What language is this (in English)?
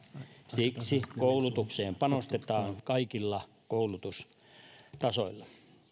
Finnish